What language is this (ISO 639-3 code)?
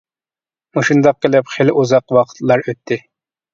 uig